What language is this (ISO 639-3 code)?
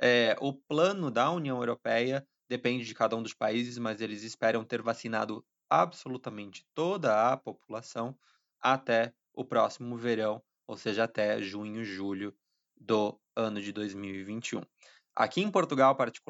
por